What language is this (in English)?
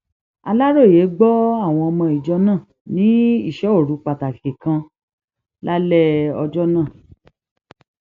Yoruba